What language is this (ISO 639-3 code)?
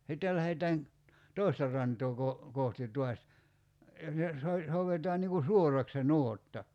fin